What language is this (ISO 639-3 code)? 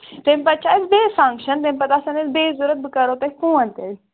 kas